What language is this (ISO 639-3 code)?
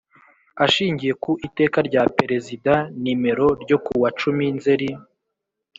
kin